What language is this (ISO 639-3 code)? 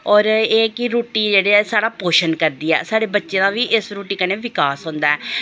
doi